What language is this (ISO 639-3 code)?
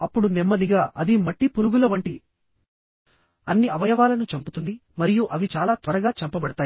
tel